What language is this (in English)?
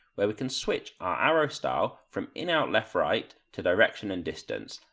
English